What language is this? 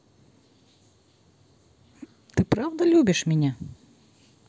Russian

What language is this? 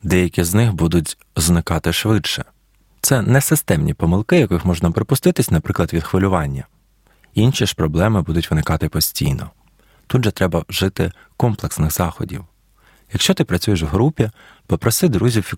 Ukrainian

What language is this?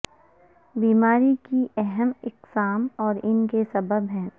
Urdu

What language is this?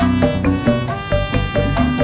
Indonesian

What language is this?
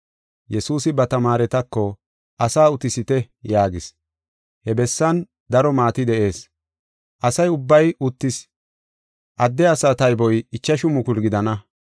Gofa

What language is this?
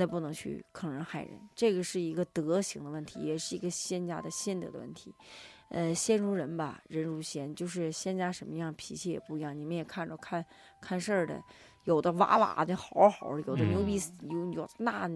Chinese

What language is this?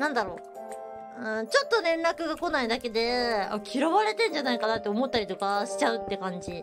Japanese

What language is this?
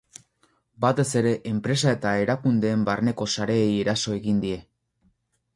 Basque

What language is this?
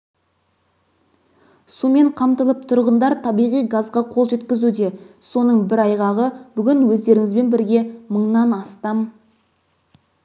Kazakh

